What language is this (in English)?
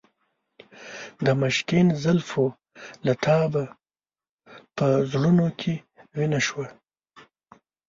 Pashto